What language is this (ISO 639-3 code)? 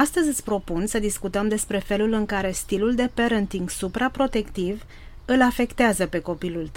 ron